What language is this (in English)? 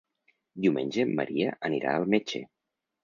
Catalan